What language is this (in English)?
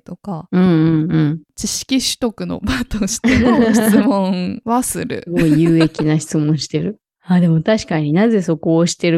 Japanese